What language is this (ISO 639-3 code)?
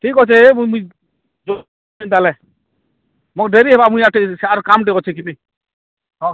ori